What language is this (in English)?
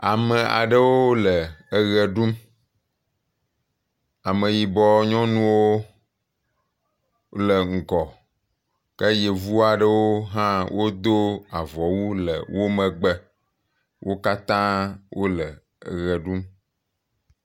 Ewe